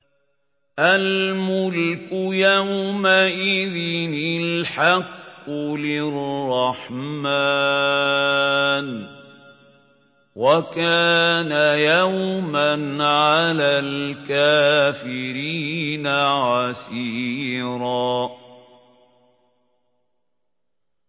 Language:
Arabic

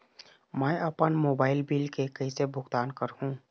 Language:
Chhattisgarhi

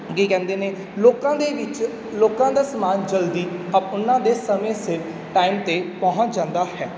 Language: Punjabi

